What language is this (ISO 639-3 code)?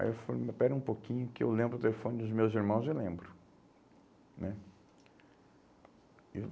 por